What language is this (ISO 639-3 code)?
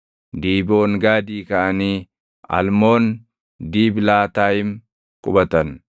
orm